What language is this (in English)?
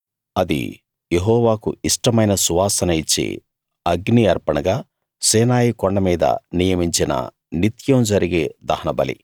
Telugu